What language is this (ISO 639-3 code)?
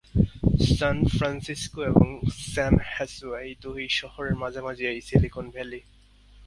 ben